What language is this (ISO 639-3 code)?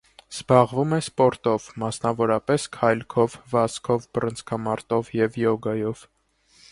hye